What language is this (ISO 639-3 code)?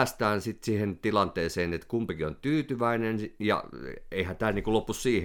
fin